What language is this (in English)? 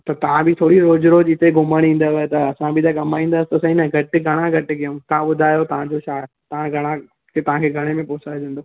Sindhi